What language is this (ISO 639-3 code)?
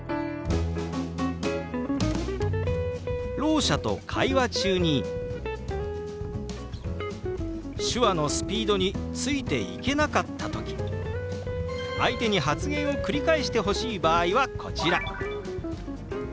jpn